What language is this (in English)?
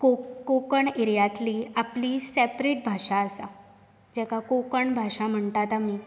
Konkani